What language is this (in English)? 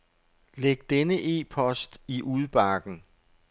Danish